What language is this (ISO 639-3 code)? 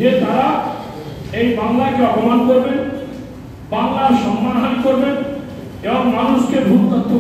tur